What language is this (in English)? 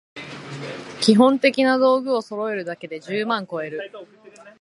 Japanese